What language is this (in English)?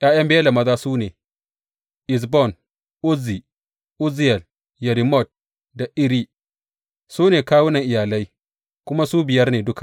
Hausa